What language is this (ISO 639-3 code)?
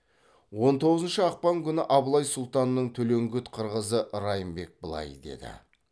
kaz